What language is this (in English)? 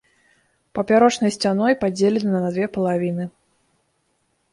Belarusian